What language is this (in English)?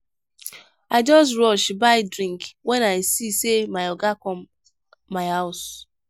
Nigerian Pidgin